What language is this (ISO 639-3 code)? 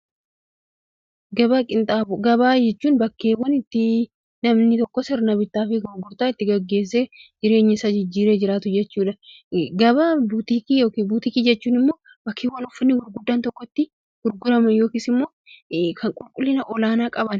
orm